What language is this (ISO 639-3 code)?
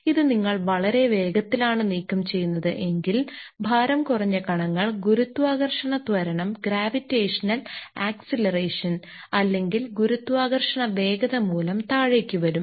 mal